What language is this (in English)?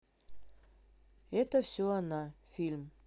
Russian